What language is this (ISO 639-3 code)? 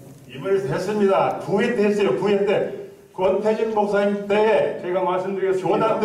kor